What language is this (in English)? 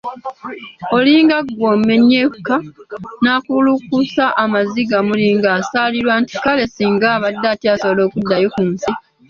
Ganda